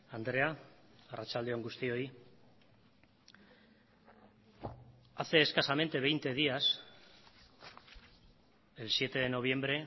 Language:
Spanish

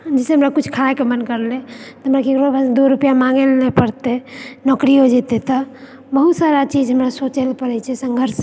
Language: Maithili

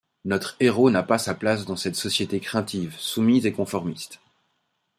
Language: French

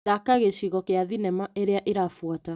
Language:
Kikuyu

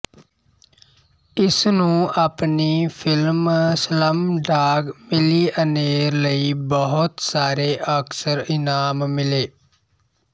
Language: Punjabi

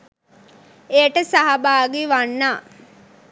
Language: Sinhala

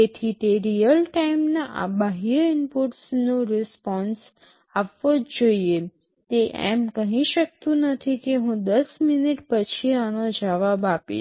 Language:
Gujarati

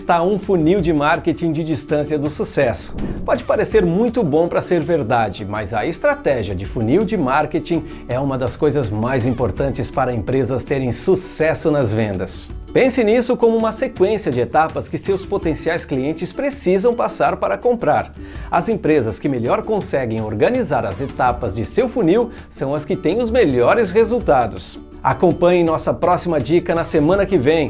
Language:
Portuguese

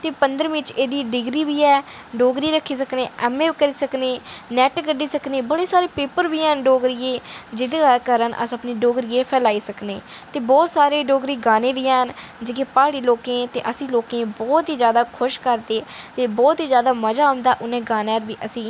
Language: Dogri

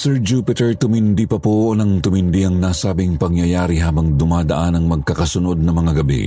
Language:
Filipino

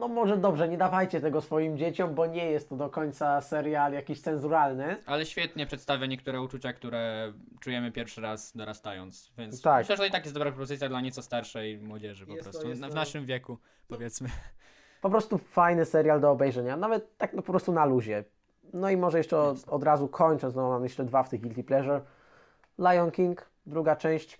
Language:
Polish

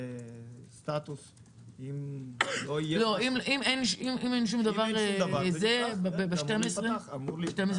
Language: Hebrew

